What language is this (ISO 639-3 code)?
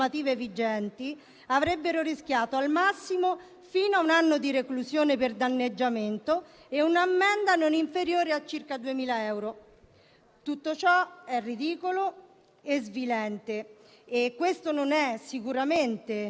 ita